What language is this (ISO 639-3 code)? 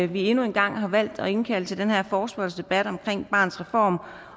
dan